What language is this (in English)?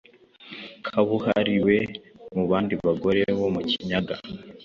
Kinyarwanda